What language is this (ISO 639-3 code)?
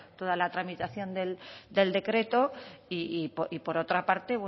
spa